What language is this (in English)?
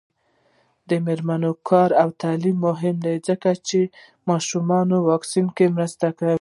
Pashto